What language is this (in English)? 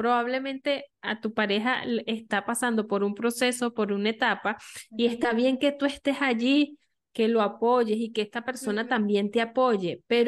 Spanish